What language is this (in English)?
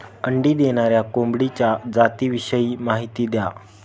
Marathi